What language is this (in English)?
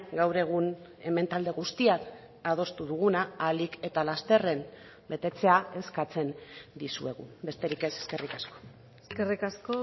Basque